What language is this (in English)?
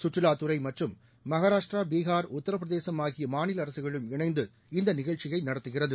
Tamil